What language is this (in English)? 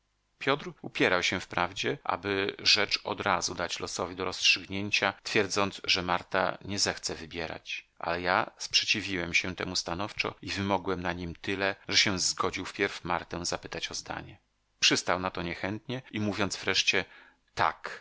Polish